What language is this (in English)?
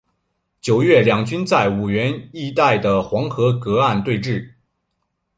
Chinese